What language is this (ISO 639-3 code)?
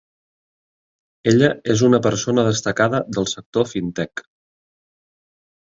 cat